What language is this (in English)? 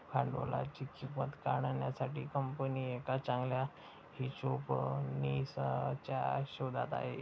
Marathi